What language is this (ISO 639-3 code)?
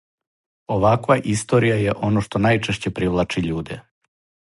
srp